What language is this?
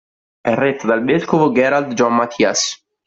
Italian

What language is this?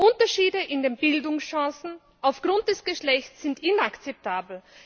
German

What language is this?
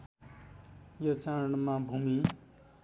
Nepali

